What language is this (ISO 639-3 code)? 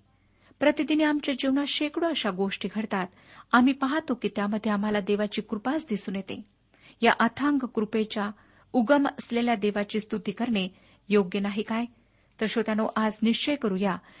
mar